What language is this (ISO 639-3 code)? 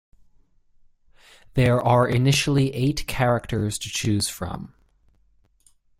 eng